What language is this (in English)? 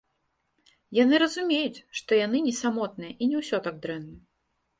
Belarusian